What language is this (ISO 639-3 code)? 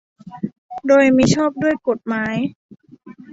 tha